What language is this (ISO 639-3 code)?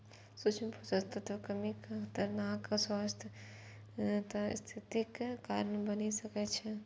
mai